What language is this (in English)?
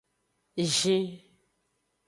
Aja (Benin)